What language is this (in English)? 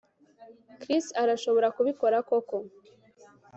Kinyarwanda